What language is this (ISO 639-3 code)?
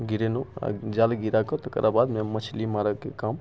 mai